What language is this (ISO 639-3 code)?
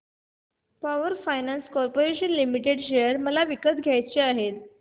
mar